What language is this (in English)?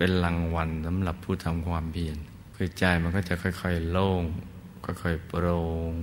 Thai